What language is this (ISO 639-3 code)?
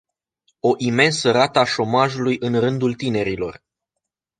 ron